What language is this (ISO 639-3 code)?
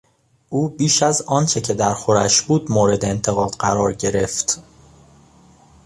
fas